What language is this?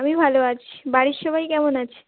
Bangla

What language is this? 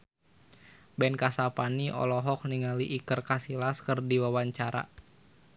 Sundanese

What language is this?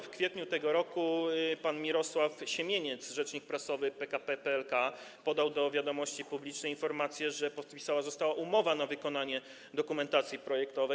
Polish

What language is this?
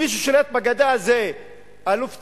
Hebrew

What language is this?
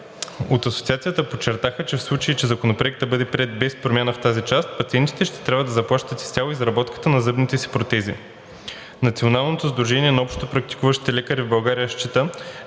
Bulgarian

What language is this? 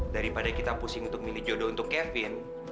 Indonesian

